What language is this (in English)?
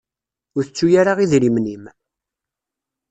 Kabyle